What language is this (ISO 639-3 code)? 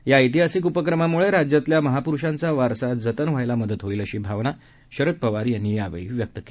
mar